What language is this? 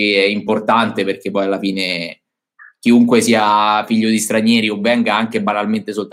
Italian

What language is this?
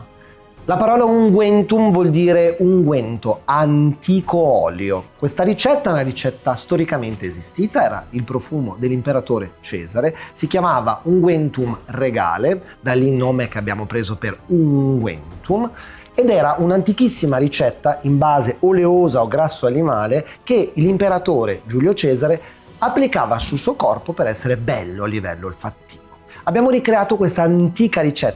Italian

